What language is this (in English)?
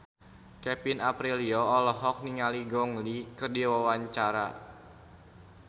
Sundanese